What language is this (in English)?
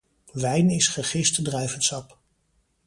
Dutch